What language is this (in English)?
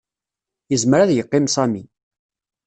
Kabyle